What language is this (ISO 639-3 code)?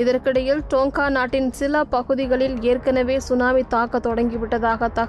tam